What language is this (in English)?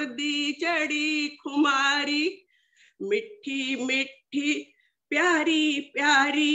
Hindi